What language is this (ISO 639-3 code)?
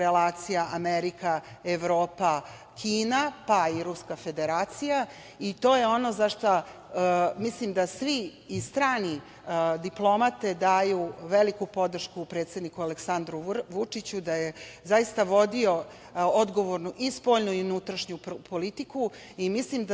srp